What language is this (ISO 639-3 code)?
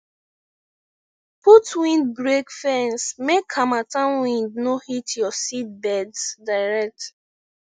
pcm